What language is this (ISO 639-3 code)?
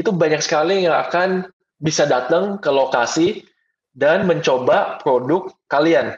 ind